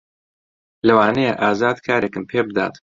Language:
Central Kurdish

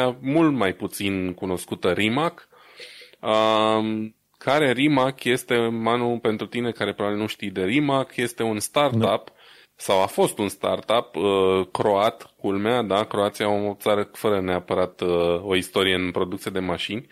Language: Romanian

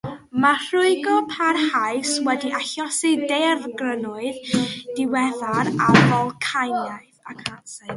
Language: Welsh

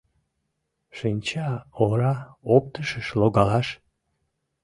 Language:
Mari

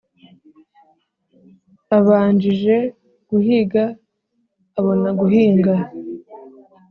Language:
Kinyarwanda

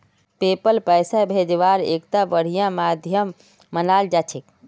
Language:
Magahi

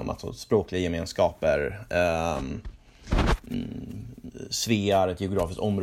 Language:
Swedish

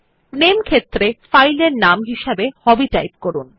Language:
Bangla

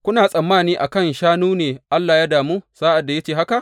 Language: Hausa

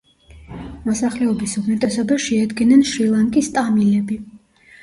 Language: Georgian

